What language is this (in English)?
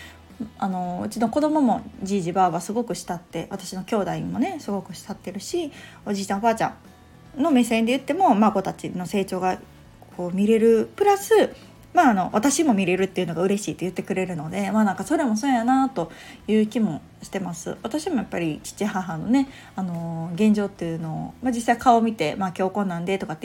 Japanese